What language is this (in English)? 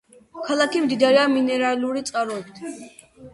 Georgian